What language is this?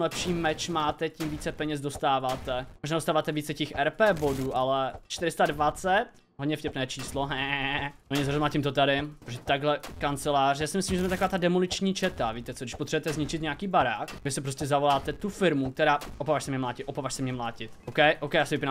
Czech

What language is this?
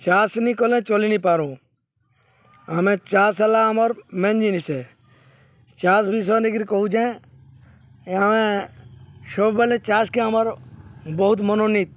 Odia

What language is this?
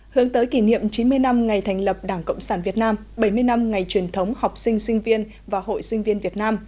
Vietnamese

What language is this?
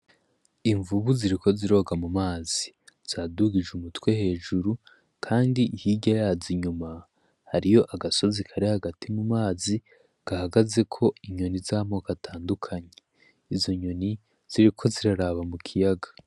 Rundi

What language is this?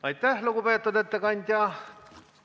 Estonian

